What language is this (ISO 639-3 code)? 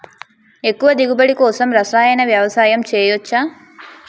tel